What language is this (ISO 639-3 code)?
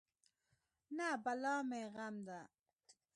pus